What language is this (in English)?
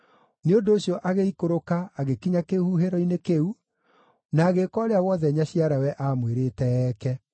Kikuyu